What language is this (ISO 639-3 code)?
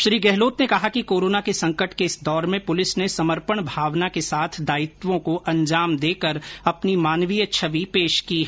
hin